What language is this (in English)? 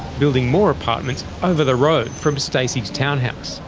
English